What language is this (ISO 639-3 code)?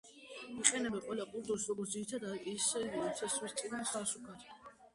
kat